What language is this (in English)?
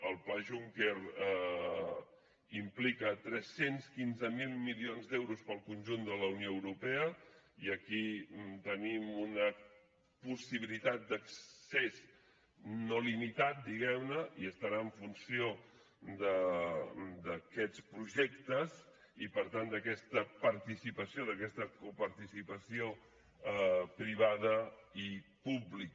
Catalan